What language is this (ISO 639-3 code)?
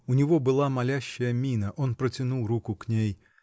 rus